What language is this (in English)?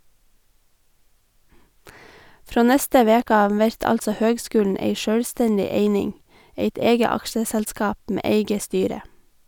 Norwegian